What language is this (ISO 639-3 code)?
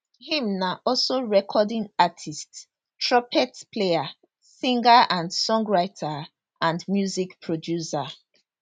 pcm